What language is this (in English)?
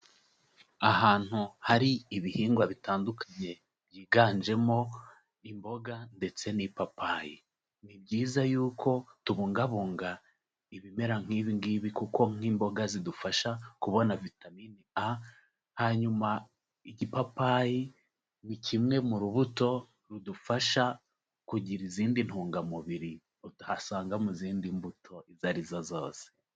Kinyarwanda